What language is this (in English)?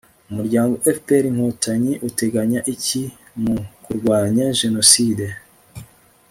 Kinyarwanda